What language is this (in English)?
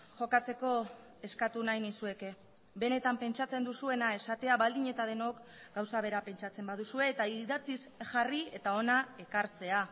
Basque